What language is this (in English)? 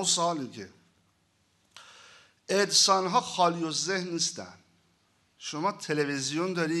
Persian